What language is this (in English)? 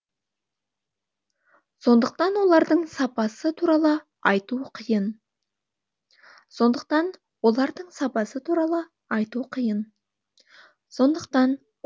Kazakh